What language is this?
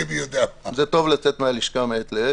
Hebrew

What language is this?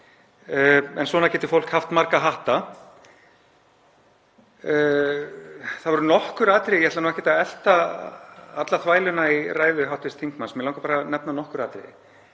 Icelandic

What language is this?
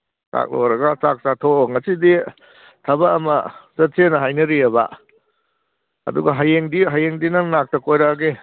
Manipuri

